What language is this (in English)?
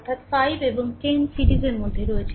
Bangla